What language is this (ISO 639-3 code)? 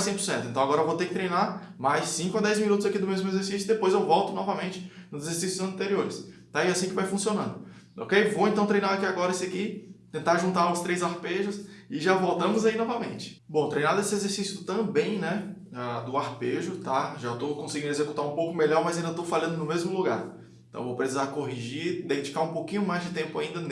por